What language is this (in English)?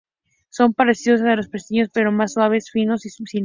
Spanish